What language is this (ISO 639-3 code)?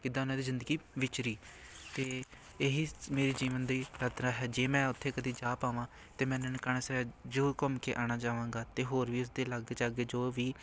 pan